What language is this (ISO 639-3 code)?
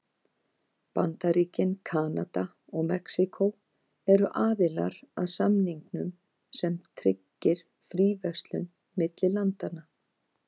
isl